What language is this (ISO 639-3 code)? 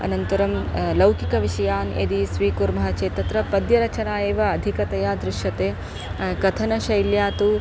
san